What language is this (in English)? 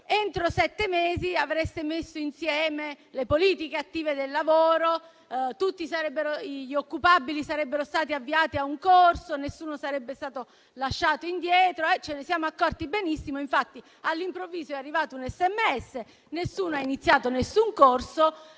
Italian